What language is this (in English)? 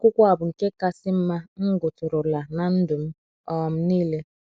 Igbo